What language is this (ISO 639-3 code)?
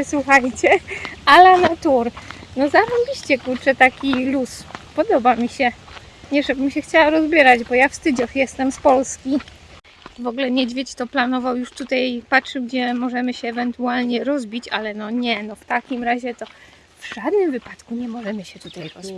pol